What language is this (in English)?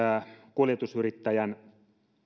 Finnish